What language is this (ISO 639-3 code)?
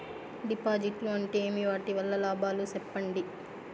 tel